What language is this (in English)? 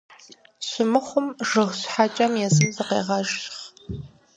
Kabardian